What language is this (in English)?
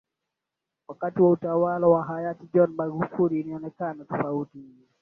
Swahili